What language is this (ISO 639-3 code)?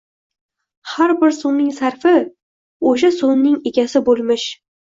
uzb